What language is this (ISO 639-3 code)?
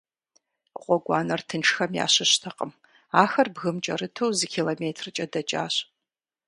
kbd